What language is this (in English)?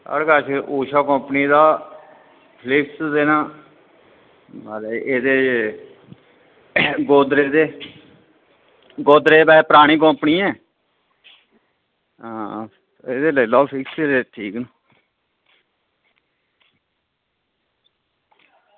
Dogri